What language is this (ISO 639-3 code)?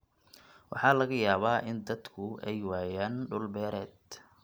som